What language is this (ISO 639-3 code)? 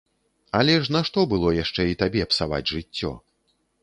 bel